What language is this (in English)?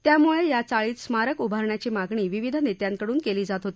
Marathi